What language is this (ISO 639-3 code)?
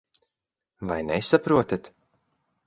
lav